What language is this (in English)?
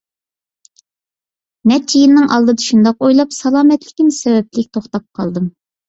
Uyghur